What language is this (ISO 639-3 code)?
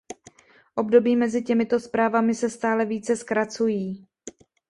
ces